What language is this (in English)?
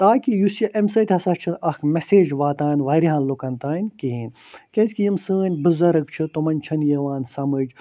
Kashmiri